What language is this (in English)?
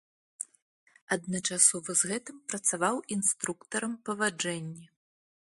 Belarusian